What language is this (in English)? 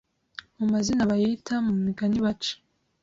Kinyarwanda